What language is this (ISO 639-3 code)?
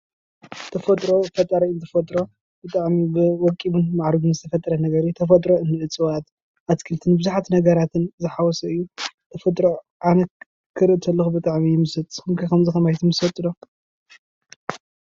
tir